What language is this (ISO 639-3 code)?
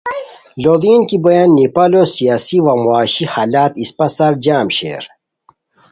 khw